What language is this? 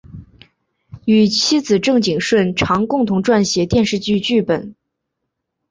Chinese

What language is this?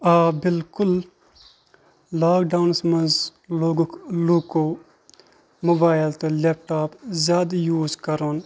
Kashmiri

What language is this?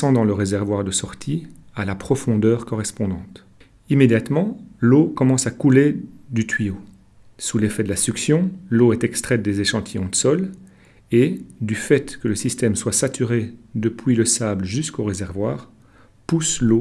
French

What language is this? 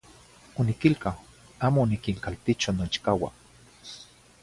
Zacatlán-Ahuacatlán-Tepetzintla Nahuatl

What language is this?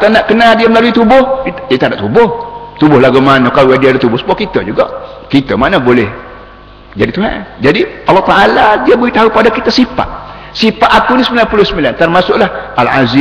Malay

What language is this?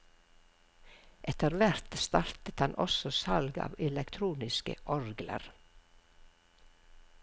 Norwegian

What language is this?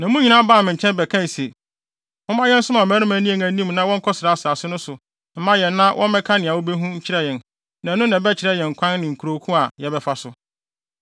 Akan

